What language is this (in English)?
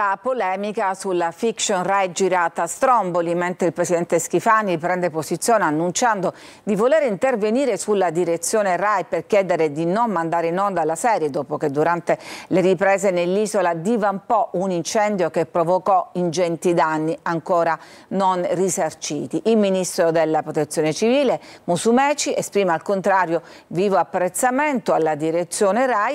Italian